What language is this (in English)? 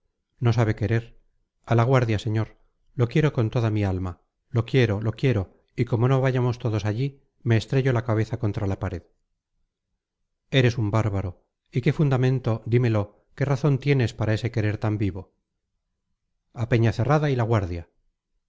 Spanish